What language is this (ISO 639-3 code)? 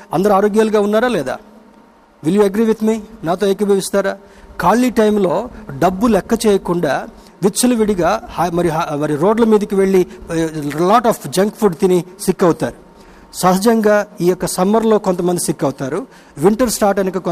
tel